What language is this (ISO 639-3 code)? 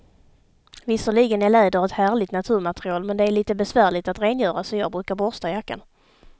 swe